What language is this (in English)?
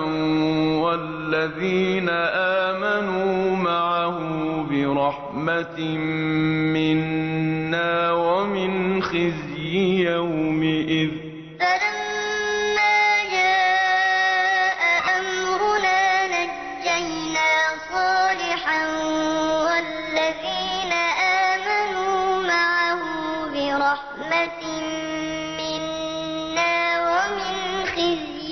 Arabic